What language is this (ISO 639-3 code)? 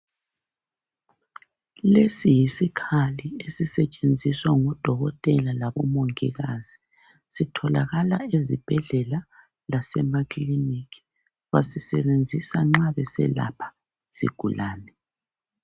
nde